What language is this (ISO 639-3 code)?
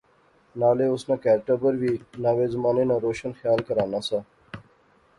phr